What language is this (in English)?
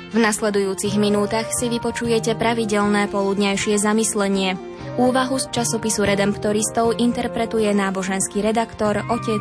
Slovak